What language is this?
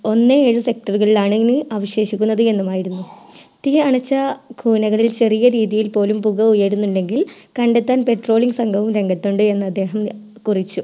Malayalam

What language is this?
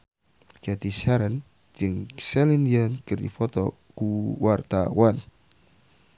Sundanese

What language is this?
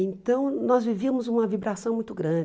Portuguese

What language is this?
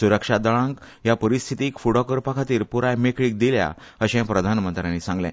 Konkani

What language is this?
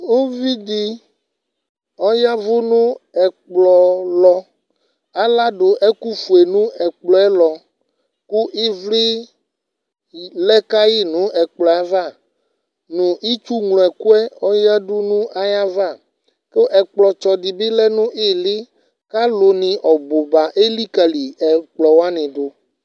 Ikposo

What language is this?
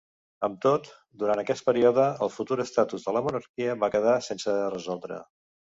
Catalan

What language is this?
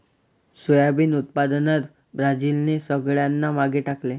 Marathi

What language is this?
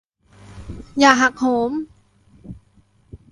Thai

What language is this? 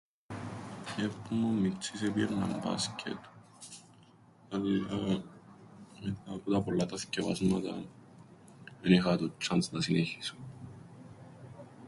Greek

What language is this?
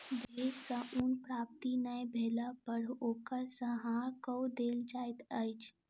Maithili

